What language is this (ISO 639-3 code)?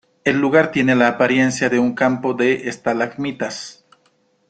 spa